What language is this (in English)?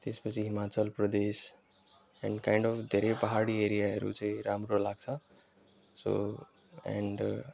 Nepali